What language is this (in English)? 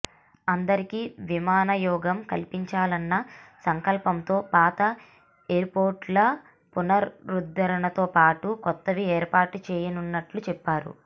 Telugu